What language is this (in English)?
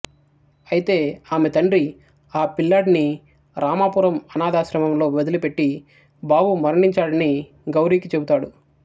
Telugu